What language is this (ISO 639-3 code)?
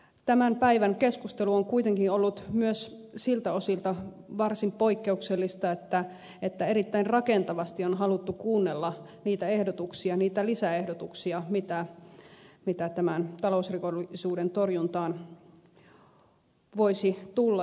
fin